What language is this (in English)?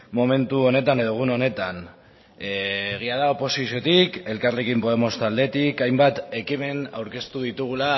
Basque